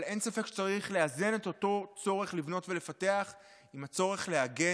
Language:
Hebrew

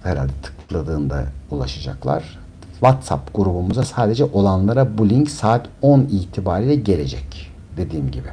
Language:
Turkish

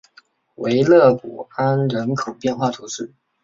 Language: Chinese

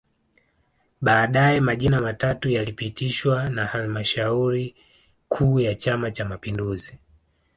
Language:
Swahili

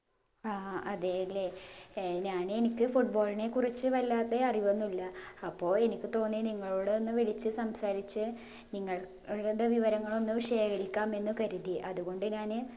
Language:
Malayalam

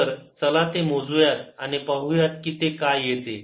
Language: Marathi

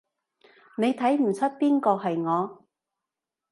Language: Cantonese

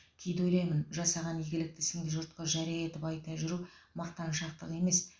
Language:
Kazakh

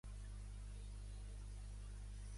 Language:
Catalan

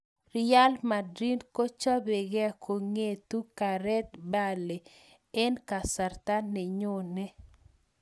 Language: Kalenjin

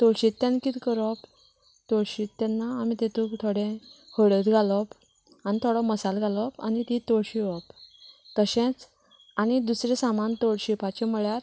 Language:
Konkani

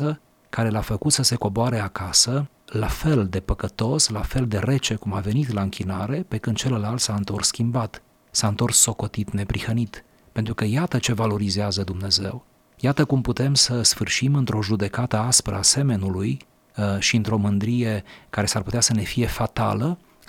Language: Romanian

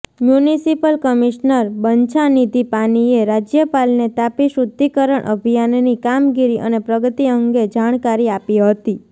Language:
Gujarati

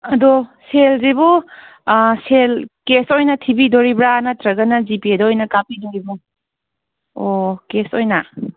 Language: Manipuri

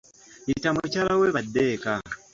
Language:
Ganda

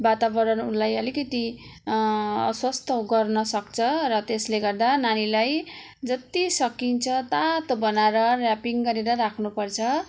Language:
Nepali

